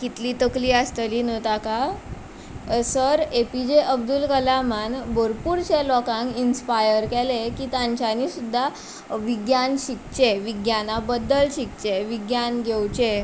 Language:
Konkani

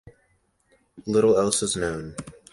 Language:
English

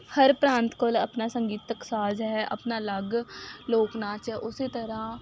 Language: Punjabi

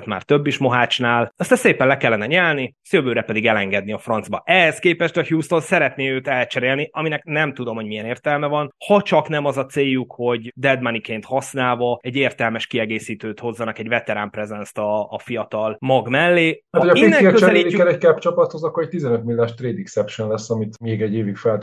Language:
Hungarian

